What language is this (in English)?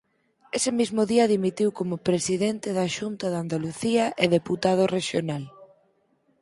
Galician